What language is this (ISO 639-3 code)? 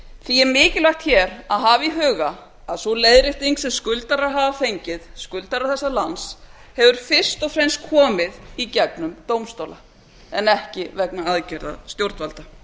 isl